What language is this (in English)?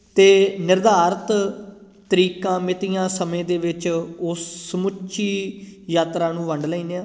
Punjabi